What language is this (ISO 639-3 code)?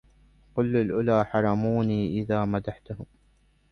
ara